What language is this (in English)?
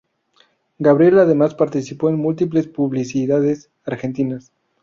Spanish